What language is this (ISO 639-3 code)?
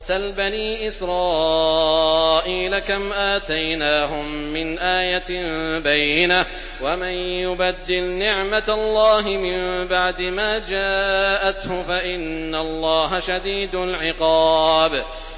ara